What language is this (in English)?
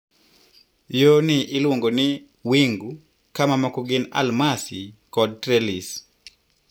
Luo (Kenya and Tanzania)